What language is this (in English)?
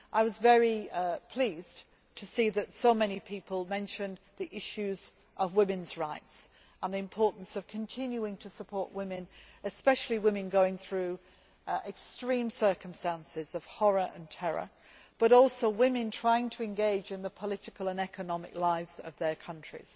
English